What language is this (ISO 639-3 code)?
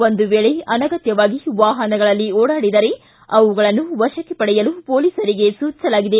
kan